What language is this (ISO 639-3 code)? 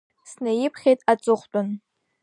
abk